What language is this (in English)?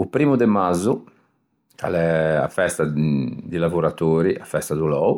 Ligurian